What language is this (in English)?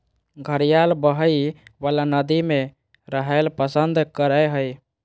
Magahi